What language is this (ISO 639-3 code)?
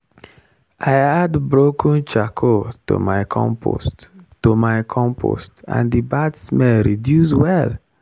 pcm